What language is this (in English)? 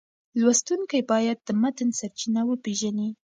Pashto